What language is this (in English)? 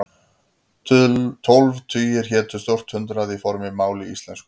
Icelandic